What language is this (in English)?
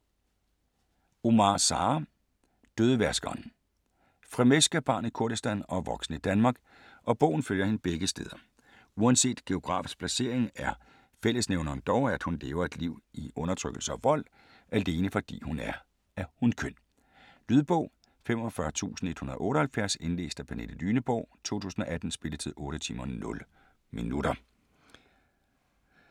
Danish